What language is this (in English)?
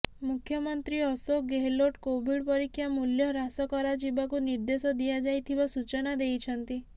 Odia